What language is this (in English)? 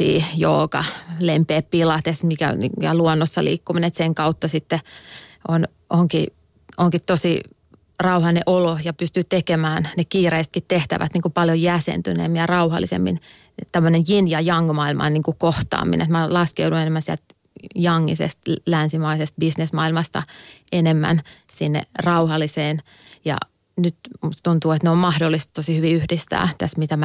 Finnish